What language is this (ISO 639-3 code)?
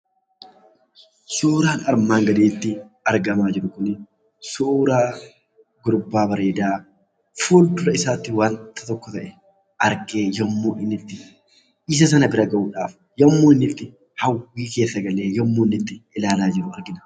orm